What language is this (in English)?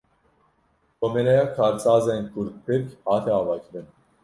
Kurdish